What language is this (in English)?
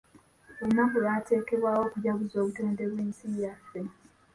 Ganda